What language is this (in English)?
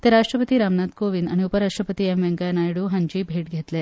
Konkani